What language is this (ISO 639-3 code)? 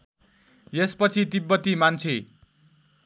nep